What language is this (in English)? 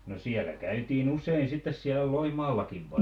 Finnish